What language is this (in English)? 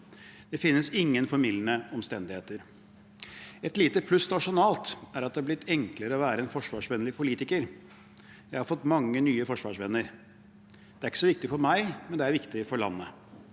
Norwegian